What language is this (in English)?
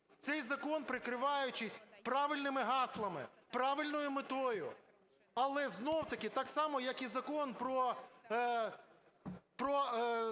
Ukrainian